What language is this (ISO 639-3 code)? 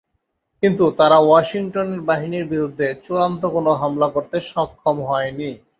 ben